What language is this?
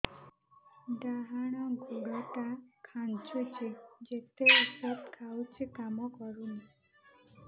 Odia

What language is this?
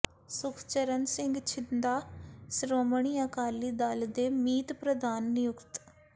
Punjabi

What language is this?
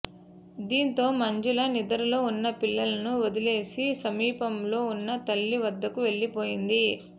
Telugu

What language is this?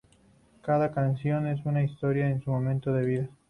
Spanish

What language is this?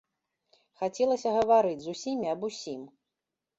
Belarusian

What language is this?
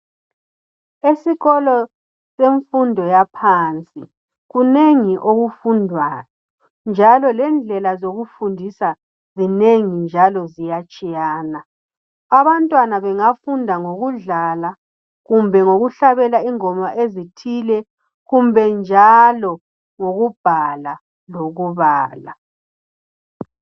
North Ndebele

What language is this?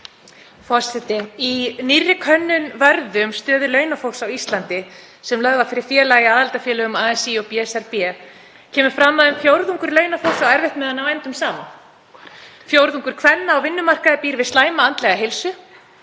Icelandic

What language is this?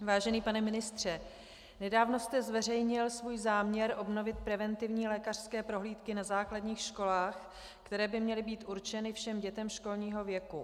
Czech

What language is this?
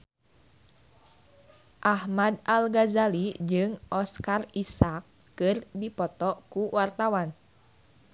Sundanese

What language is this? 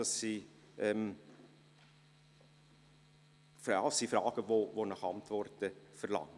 Swiss German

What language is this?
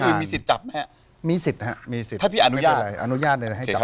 Thai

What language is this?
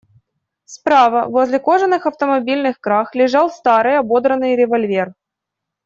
Russian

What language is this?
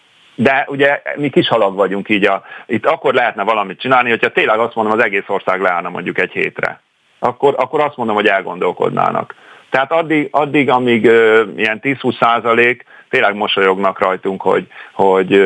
Hungarian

